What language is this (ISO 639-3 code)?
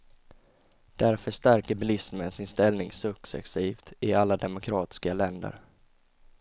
swe